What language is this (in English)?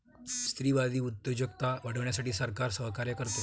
Marathi